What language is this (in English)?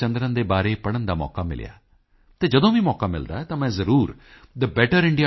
Punjabi